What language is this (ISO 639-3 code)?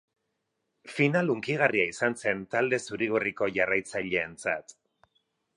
eus